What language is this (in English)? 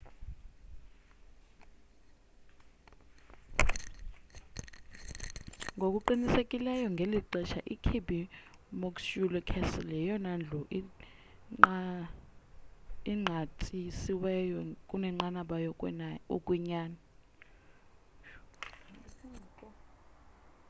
Xhosa